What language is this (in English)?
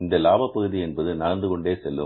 Tamil